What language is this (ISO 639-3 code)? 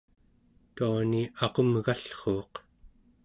esu